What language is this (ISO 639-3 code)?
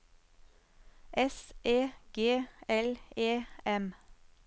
nor